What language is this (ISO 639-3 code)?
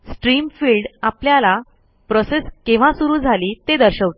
mar